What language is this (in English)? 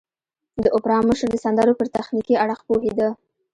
Pashto